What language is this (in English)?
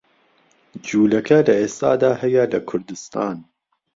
Central Kurdish